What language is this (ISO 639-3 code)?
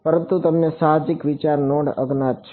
guj